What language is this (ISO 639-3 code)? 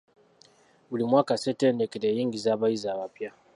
lug